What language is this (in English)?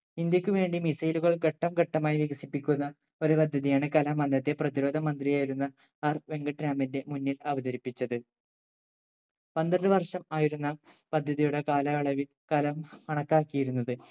Malayalam